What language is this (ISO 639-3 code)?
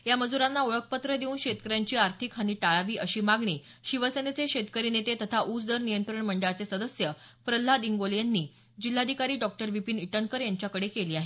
mar